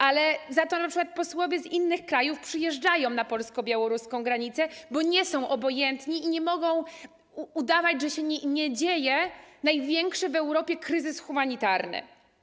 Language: Polish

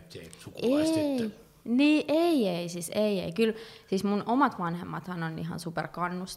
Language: Finnish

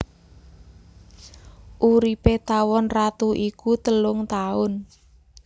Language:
Javanese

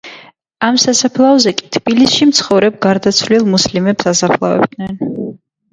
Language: Georgian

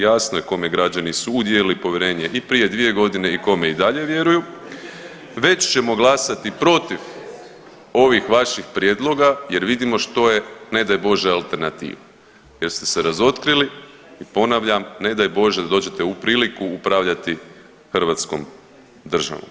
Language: Croatian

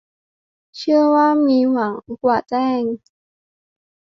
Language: Thai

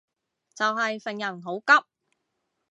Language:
Cantonese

